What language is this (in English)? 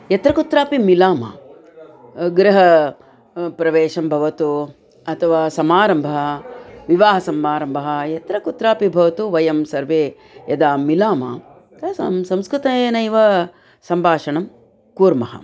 Sanskrit